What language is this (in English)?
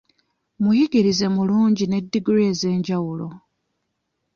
Ganda